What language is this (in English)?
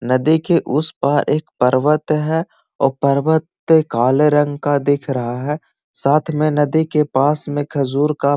Magahi